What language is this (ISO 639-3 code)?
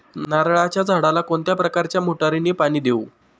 mar